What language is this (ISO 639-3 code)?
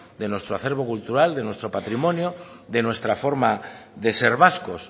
spa